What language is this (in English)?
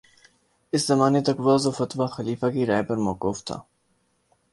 Urdu